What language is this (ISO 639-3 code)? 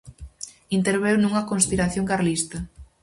glg